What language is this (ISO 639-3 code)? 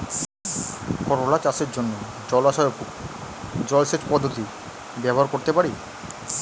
ben